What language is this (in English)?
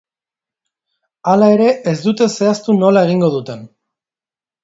Basque